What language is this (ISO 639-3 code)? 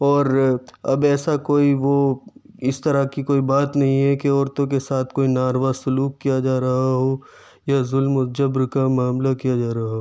urd